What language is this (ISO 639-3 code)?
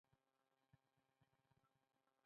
pus